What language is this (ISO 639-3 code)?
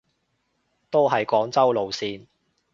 yue